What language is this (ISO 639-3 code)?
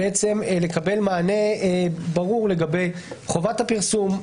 heb